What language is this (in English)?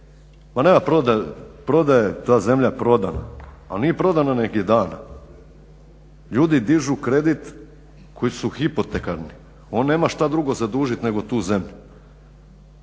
Croatian